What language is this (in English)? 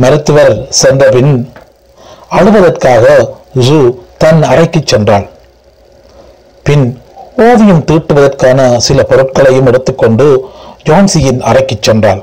Tamil